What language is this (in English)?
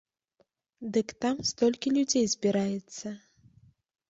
Belarusian